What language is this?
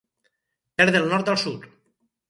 Catalan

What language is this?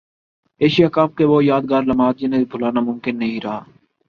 Urdu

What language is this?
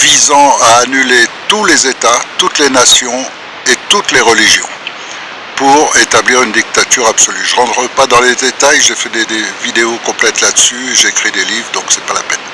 French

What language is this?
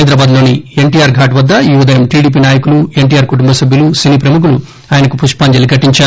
Telugu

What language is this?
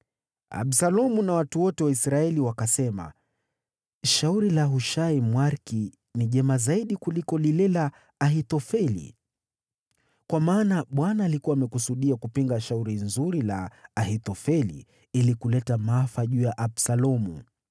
Swahili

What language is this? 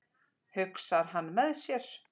Icelandic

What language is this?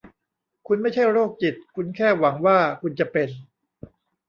Thai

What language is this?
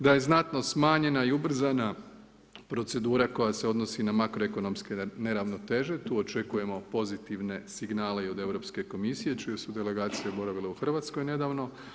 Croatian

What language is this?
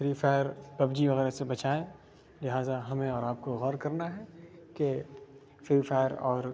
Urdu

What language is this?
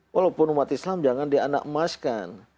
Indonesian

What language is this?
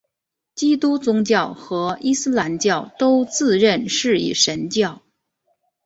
Chinese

